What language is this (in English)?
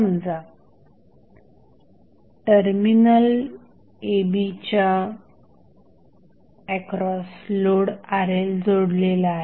Marathi